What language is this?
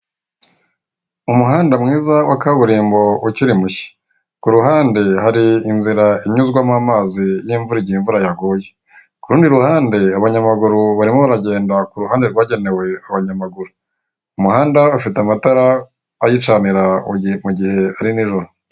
Kinyarwanda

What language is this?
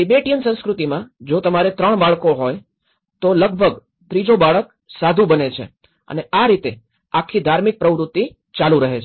Gujarati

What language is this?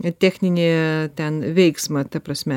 Lithuanian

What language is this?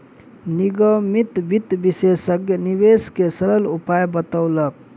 Maithili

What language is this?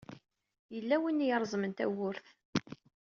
Kabyle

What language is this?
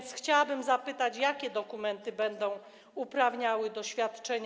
Polish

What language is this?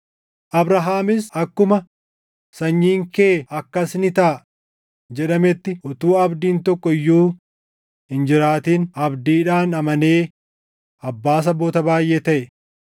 Oromo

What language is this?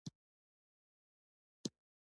Pashto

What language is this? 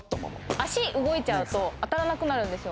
Japanese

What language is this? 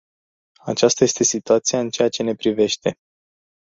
Romanian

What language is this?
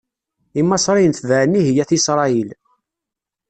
Kabyle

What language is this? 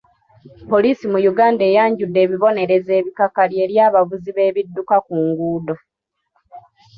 Ganda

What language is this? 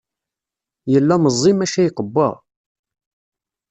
Kabyle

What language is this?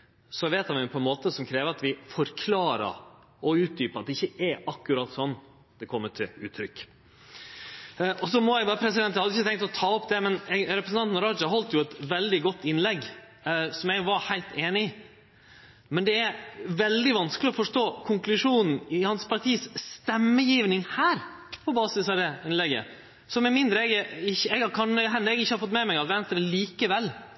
Norwegian Nynorsk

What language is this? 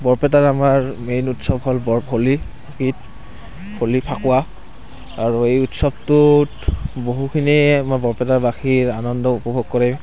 Assamese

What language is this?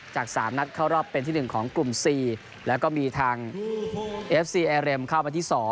Thai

